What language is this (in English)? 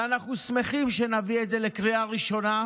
Hebrew